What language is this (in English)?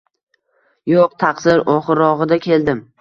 Uzbek